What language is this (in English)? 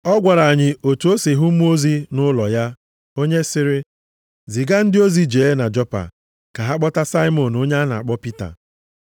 Igbo